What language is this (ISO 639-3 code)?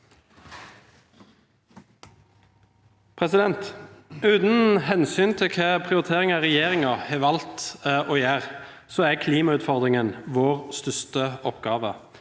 nor